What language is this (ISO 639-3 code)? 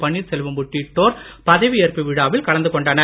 tam